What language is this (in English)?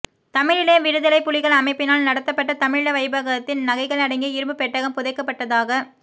Tamil